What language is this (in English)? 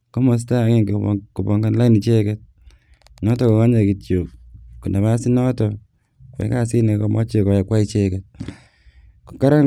Kalenjin